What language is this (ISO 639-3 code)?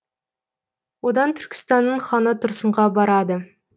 kaz